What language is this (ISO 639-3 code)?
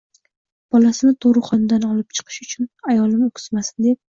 uzb